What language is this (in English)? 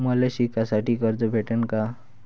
Marathi